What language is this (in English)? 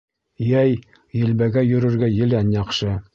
Bashkir